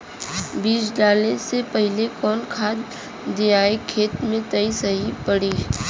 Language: Bhojpuri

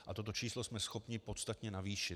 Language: Czech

